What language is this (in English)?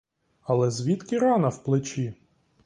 Ukrainian